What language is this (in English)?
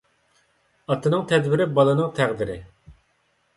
Uyghur